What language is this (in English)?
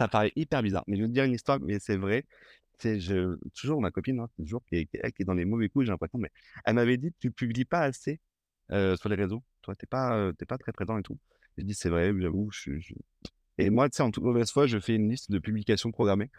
French